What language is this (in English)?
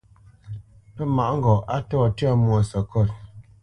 Bamenyam